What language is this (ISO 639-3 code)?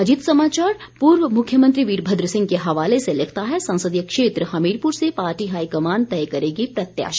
hin